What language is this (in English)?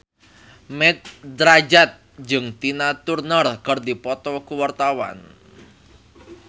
Sundanese